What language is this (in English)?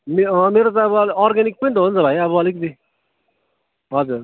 Nepali